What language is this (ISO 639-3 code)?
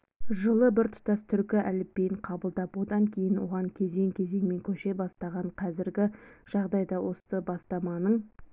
kaz